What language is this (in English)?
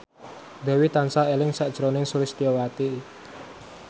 Javanese